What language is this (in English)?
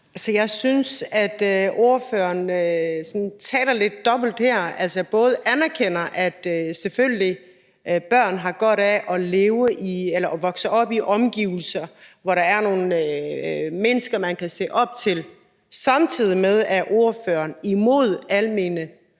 Danish